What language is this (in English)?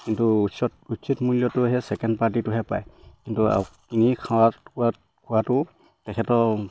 Assamese